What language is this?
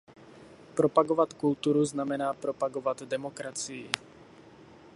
Czech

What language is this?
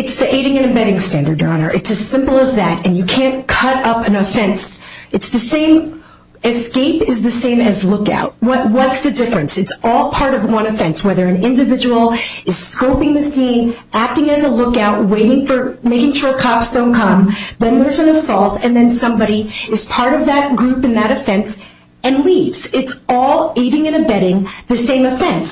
English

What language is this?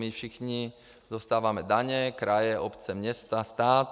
Czech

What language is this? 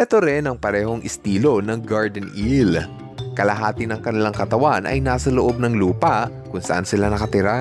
Filipino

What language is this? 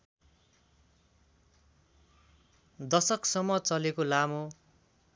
Nepali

